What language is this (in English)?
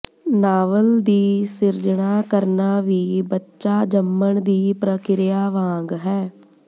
Punjabi